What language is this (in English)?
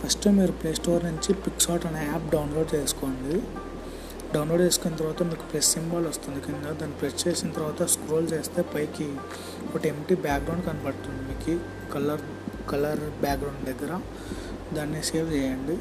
Telugu